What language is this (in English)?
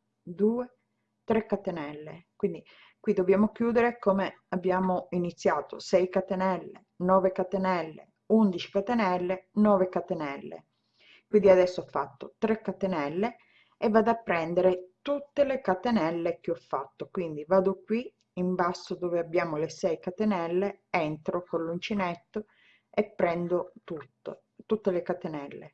Italian